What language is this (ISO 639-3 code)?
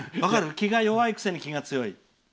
jpn